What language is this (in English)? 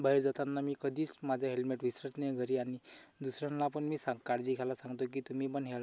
Marathi